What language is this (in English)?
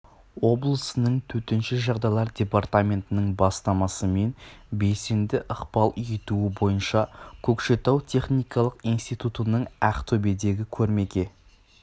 Kazakh